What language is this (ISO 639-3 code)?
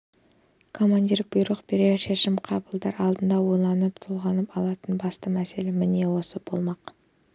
kaz